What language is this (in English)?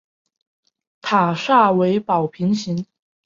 Chinese